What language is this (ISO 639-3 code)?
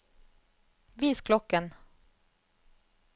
nor